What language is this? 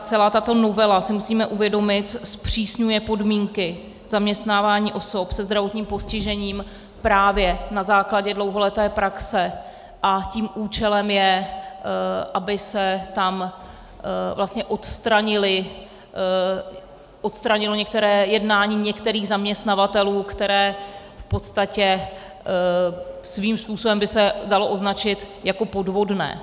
Czech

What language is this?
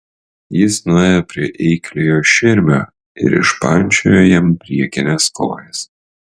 Lithuanian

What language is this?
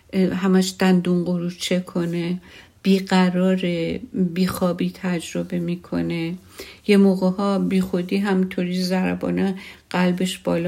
Persian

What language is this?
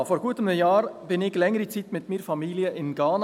Swiss German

